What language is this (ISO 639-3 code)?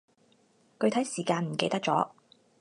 yue